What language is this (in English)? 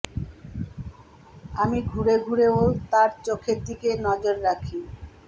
Bangla